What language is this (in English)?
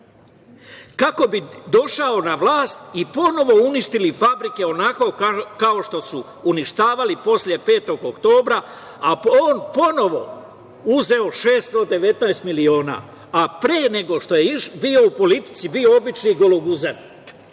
Serbian